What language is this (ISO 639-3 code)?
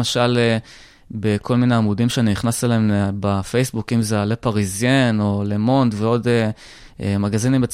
heb